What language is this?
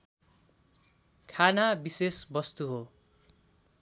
Nepali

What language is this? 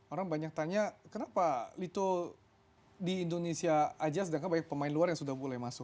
Indonesian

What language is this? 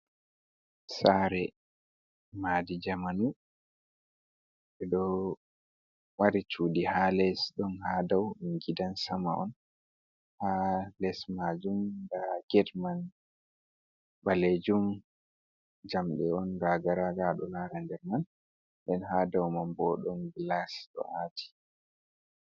Fula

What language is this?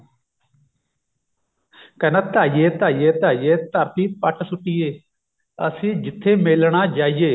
Punjabi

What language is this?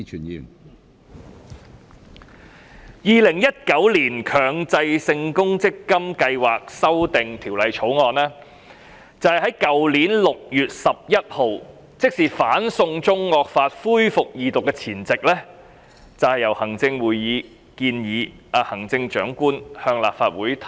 Cantonese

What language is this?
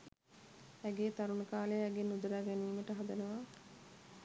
Sinhala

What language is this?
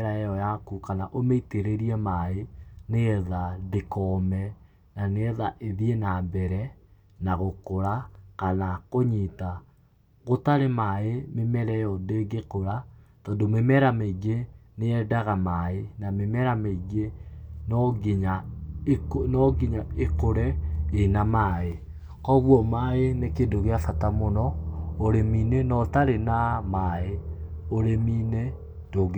Kikuyu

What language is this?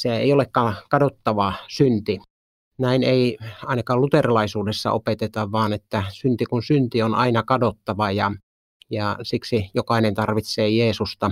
Finnish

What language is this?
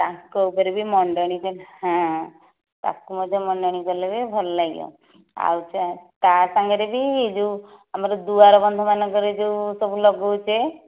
Odia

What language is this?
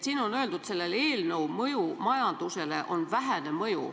Estonian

